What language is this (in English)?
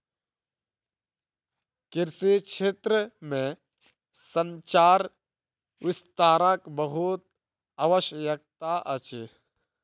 Maithili